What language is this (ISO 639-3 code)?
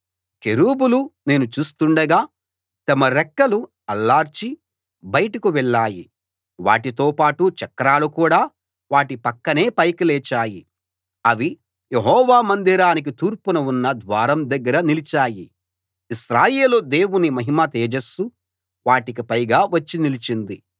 tel